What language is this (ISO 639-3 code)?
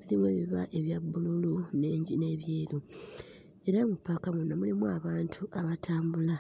lug